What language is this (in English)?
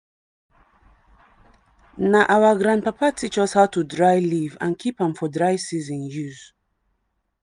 Nigerian Pidgin